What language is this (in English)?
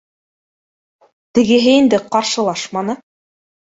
Bashkir